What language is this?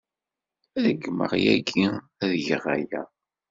Kabyle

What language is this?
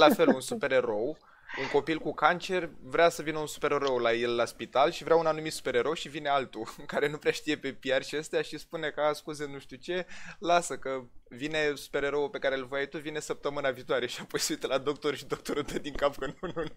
Romanian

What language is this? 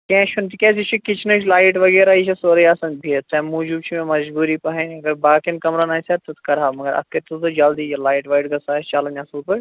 Kashmiri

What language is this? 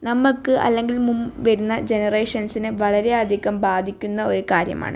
Malayalam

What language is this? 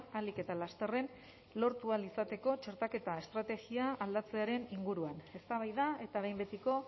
Basque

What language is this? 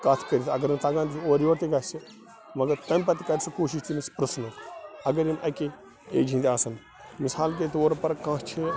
Kashmiri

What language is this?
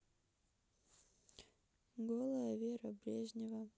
Russian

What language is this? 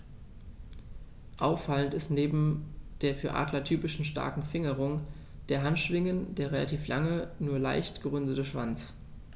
German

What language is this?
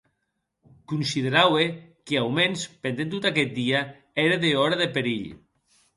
Occitan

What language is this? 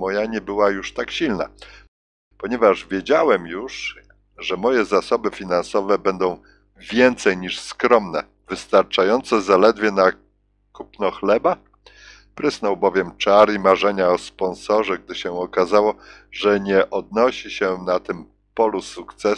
Polish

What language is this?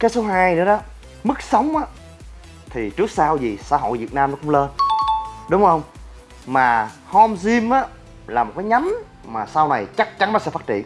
Vietnamese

